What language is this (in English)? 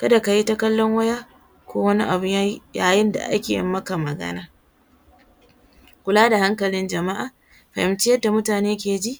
Hausa